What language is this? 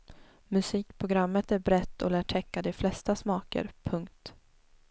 Swedish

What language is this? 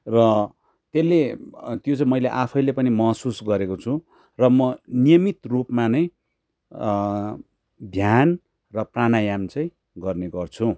Nepali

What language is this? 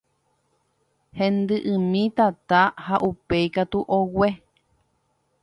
Guarani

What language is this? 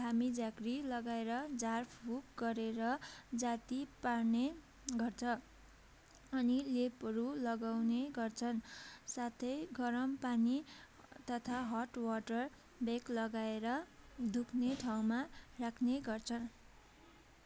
Nepali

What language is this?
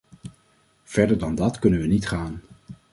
Dutch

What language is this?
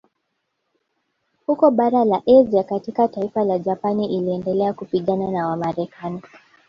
Swahili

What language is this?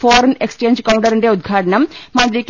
Malayalam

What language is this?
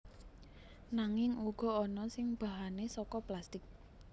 Javanese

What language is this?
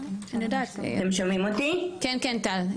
Hebrew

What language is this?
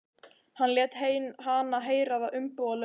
Icelandic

